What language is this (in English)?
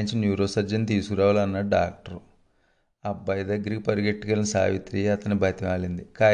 Telugu